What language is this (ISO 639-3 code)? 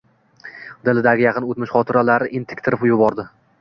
uzb